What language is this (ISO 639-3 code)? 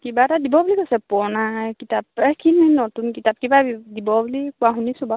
asm